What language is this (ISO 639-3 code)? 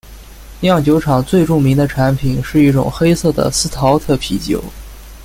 zho